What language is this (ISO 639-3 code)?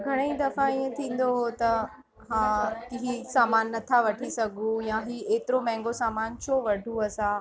snd